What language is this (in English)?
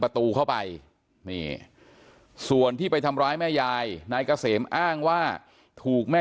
Thai